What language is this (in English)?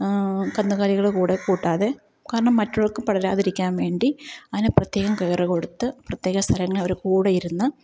Malayalam